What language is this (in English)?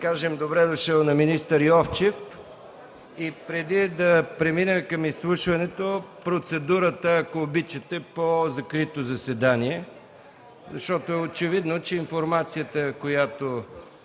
Bulgarian